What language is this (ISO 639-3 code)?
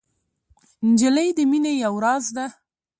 pus